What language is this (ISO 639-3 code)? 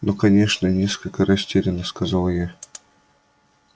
rus